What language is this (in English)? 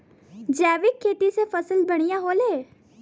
Bhojpuri